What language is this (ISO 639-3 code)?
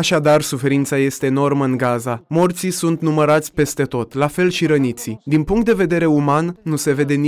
ron